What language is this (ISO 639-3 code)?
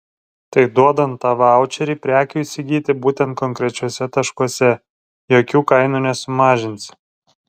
lit